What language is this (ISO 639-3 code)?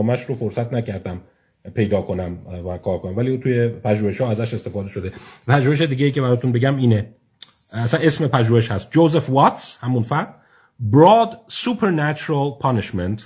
fas